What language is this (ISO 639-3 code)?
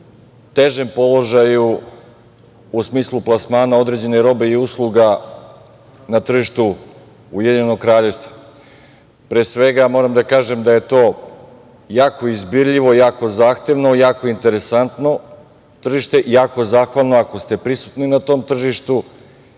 srp